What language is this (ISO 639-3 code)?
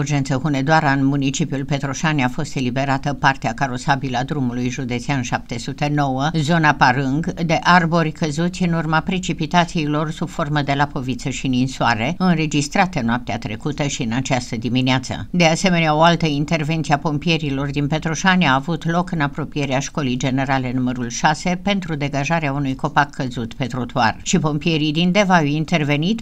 ron